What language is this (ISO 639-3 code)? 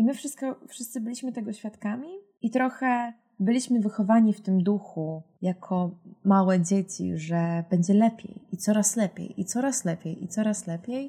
pol